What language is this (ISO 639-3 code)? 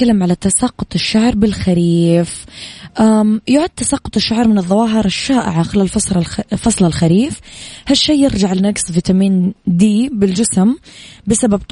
ara